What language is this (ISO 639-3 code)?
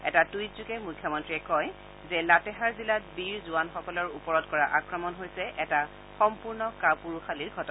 asm